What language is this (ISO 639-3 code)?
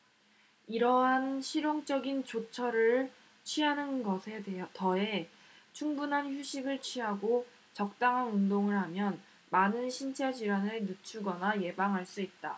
kor